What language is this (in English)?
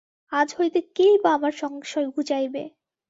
Bangla